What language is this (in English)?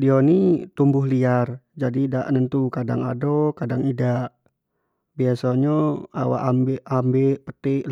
Jambi Malay